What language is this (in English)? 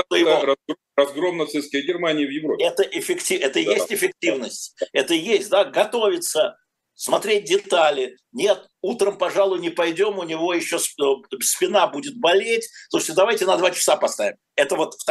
Russian